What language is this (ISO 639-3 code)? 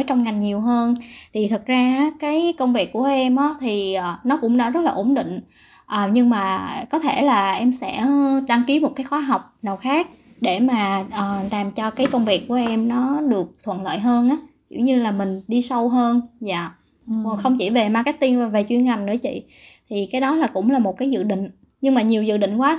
vie